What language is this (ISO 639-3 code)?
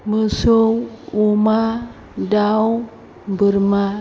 brx